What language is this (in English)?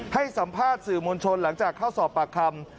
Thai